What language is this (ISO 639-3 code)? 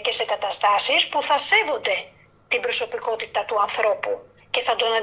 ell